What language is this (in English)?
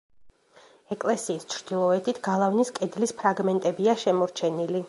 Georgian